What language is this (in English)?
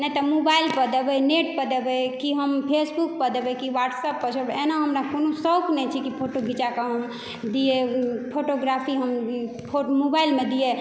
Maithili